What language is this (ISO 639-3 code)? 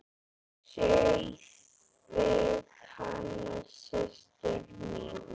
isl